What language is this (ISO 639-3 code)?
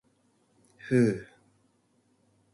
jpn